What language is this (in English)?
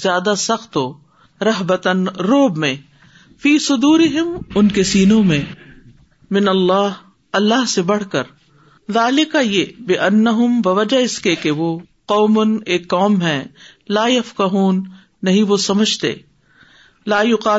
Urdu